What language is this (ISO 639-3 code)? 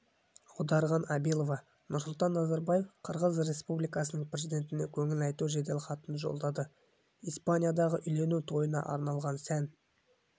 kaz